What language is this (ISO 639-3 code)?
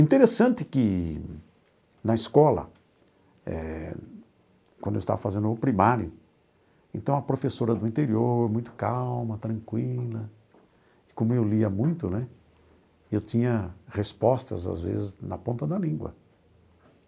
por